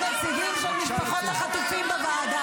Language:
Hebrew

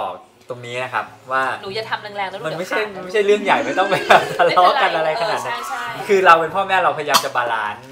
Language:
Thai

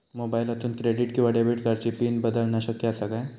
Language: Marathi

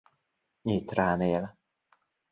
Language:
Hungarian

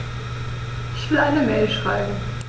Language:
German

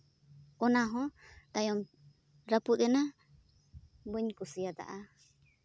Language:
Santali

